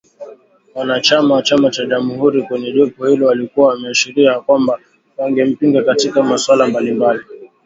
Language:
Swahili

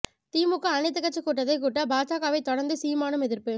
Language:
Tamil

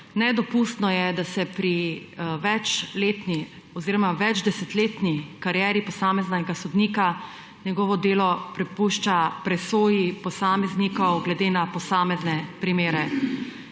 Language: Slovenian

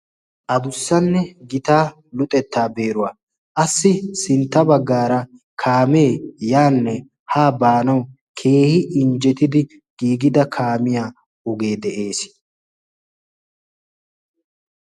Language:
Wolaytta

